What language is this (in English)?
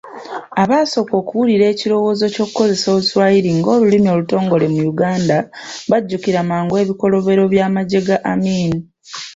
Ganda